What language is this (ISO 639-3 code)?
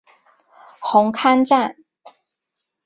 zho